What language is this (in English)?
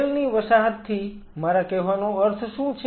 Gujarati